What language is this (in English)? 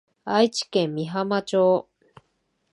Japanese